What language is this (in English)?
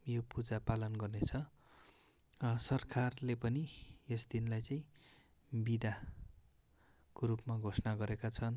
Nepali